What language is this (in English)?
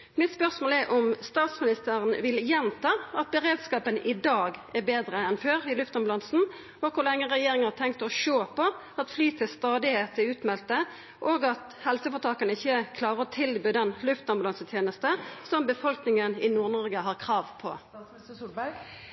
Norwegian Nynorsk